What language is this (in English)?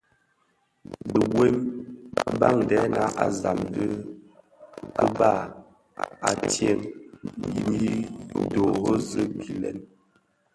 Bafia